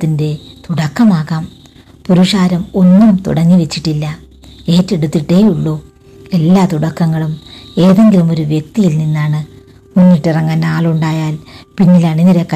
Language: Malayalam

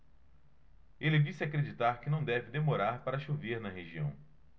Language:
Portuguese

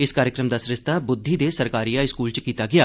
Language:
Dogri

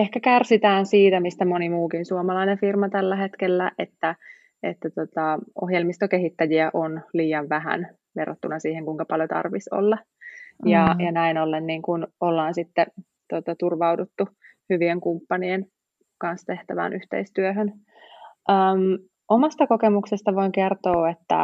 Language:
Finnish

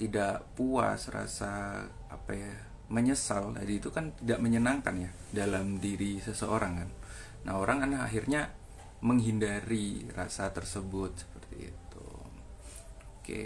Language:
Indonesian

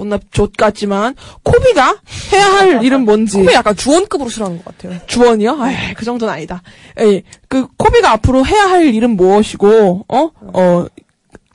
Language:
Korean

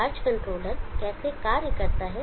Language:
Hindi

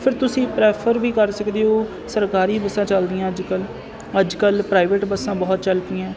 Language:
Punjabi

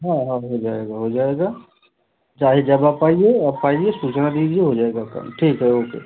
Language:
Hindi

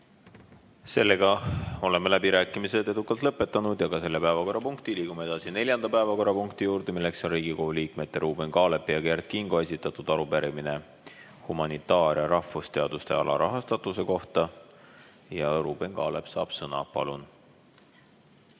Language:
Estonian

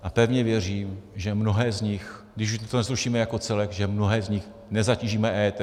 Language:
Czech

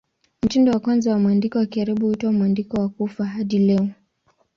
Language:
Swahili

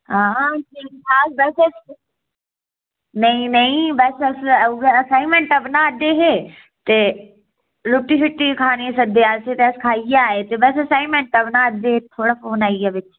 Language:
Dogri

